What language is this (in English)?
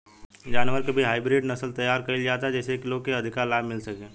Bhojpuri